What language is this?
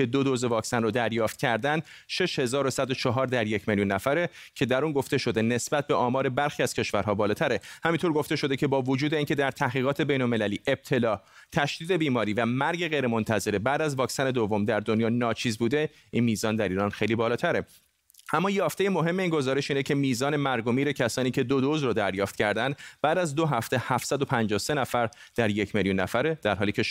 Persian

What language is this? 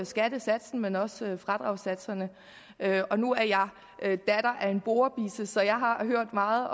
Danish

